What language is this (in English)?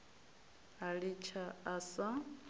Venda